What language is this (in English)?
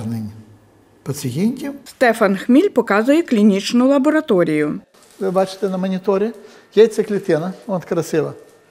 Ukrainian